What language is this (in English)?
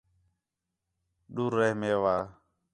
Khetrani